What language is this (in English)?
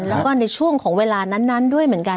Thai